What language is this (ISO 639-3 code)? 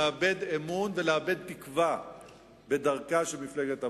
heb